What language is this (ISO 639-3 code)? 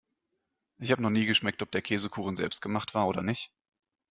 deu